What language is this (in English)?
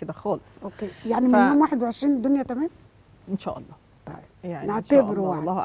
Arabic